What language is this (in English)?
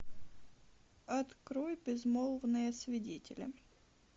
Russian